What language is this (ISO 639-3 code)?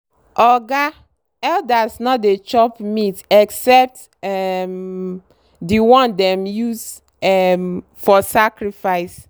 pcm